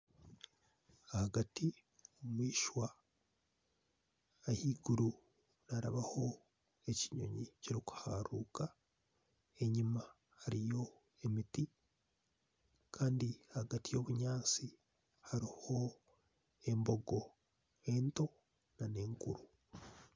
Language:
Nyankole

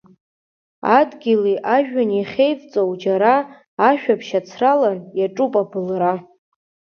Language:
Abkhazian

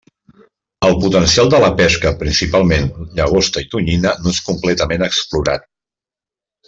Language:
Catalan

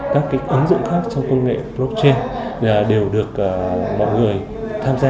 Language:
Vietnamese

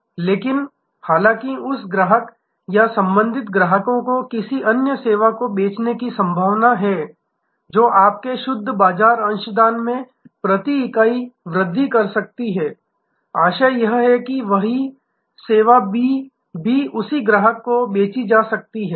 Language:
Hindi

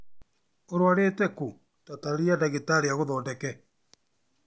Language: Kikuyu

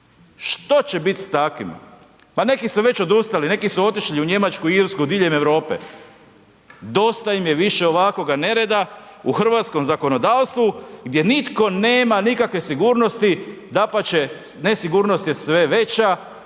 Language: Croatian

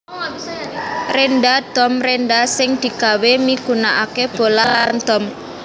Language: Javanese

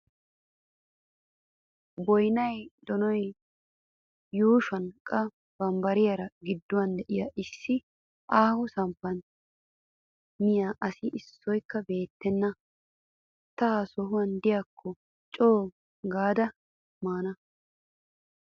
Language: Wolaytta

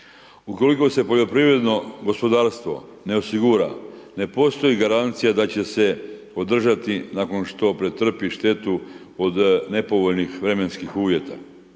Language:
Croatian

